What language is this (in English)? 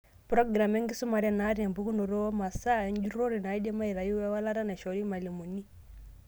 Masai